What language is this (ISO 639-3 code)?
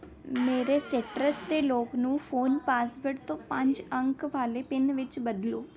pan